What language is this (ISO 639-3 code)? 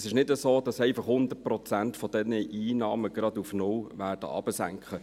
gsw